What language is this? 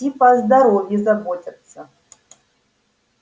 Russian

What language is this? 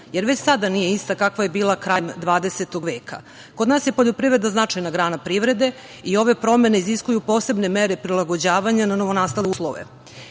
Serbian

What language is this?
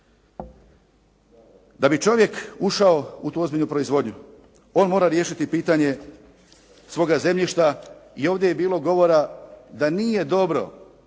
Croatian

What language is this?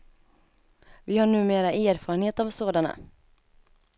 Swedish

